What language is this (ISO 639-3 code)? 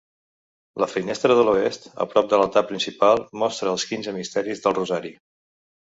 cat